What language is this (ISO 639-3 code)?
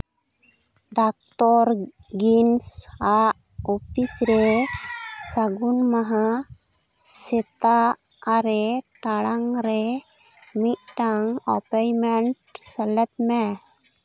sat